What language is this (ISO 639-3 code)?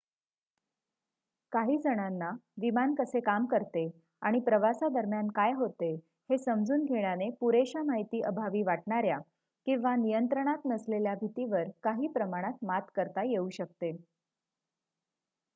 mar